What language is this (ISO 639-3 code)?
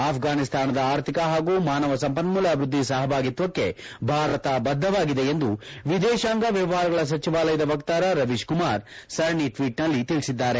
kan